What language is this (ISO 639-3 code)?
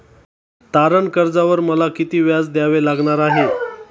mar